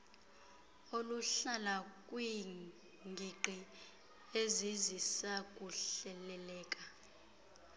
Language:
Xhosa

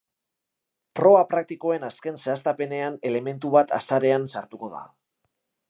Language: Basque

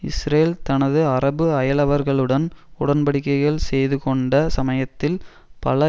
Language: Tamil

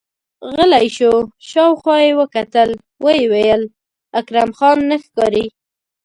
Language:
Pashto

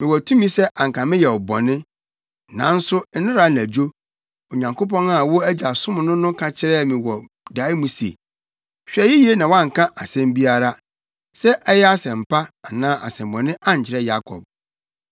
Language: Akan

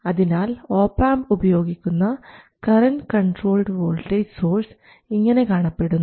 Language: Malayalam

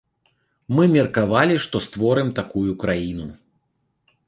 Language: Belarusian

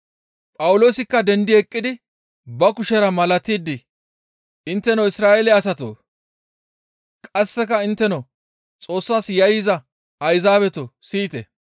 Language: Gamo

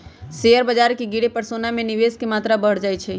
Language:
Magahi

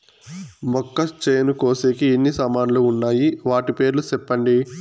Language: Telugu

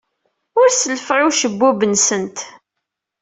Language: Kabyle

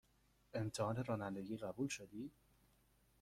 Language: Persian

